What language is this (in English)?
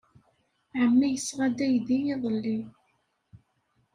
Kabyle